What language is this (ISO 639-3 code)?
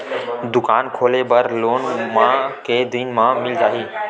hne